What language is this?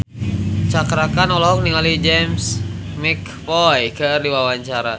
Sundanese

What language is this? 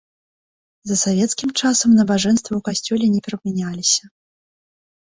Belarusian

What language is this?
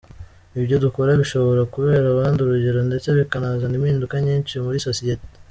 Kinyarwanda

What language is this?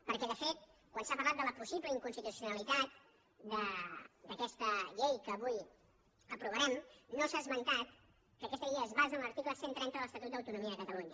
Catalan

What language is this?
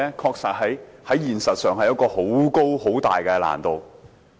Cantonese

